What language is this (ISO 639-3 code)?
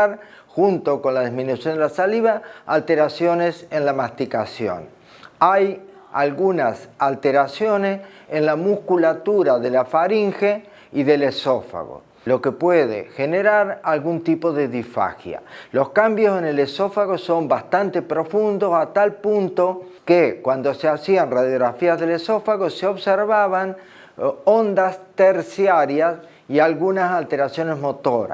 spa